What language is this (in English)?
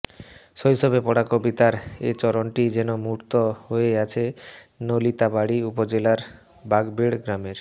Bangla